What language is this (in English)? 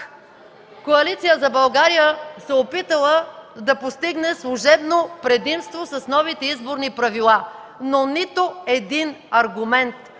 Bulgarian